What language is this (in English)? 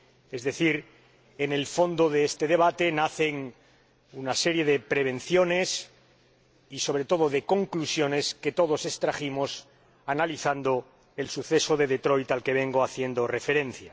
Spanish